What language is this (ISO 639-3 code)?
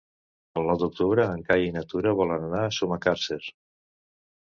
cat